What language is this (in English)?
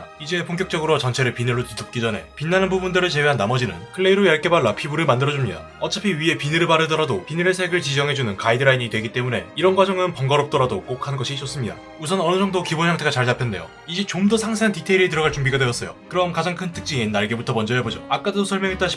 Korean